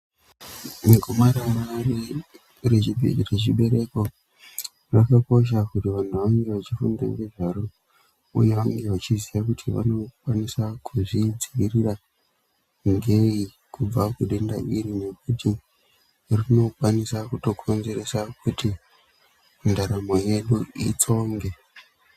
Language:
Ndau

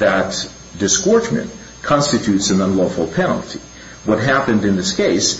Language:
English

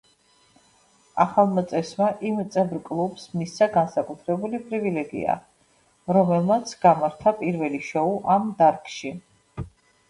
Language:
Georgian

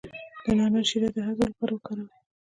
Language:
Pashto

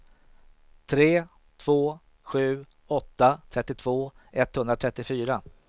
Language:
Swedish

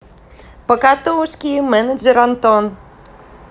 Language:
Russian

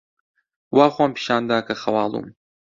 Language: Central Kurdish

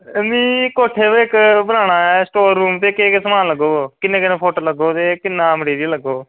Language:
Dogri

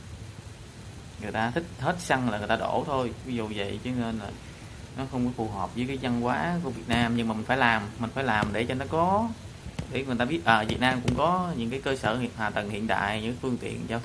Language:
Vietnamese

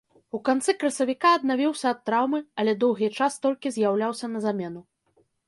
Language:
Belarusian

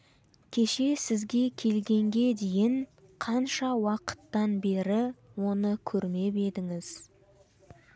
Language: Kazakh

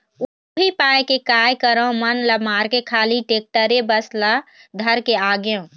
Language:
Chhattisgarhi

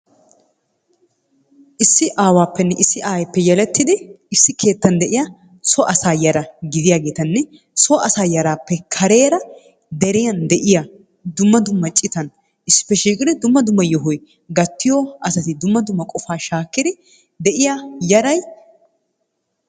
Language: Wolaytta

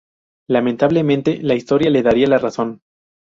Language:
Spanish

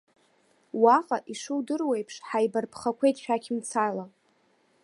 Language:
Abkhazian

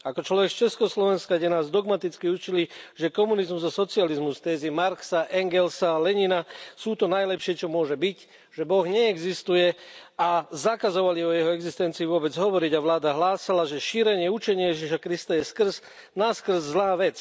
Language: Slovak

